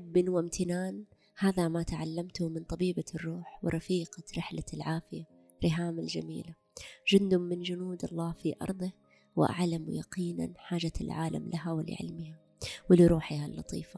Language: Arabic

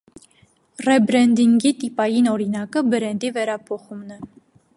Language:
Armenian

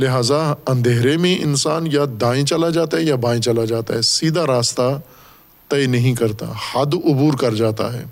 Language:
Urdu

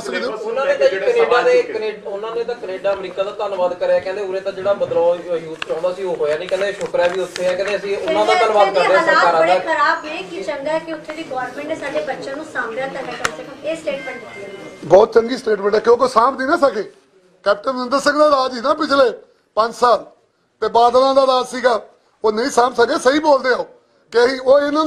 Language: Turkish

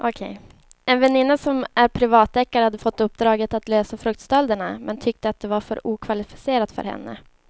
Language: Swedish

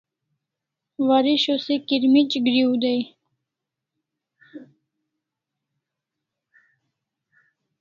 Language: Kalasha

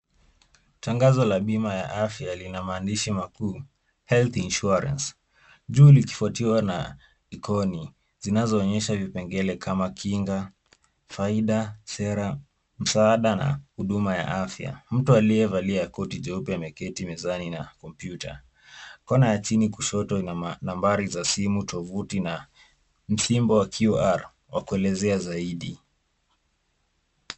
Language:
Swahili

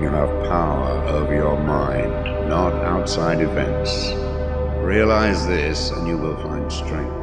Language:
English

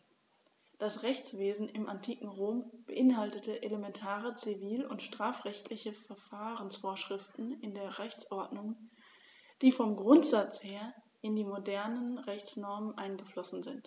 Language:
German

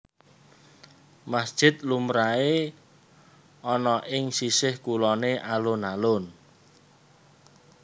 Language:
Javanese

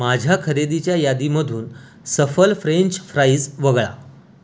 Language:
Marathi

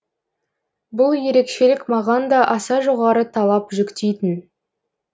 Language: Kazakh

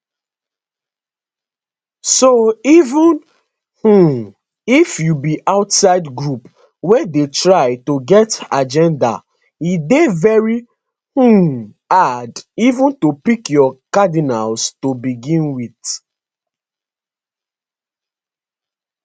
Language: Nigerian Pidgin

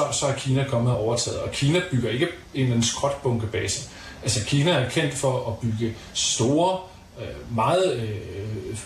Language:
Danish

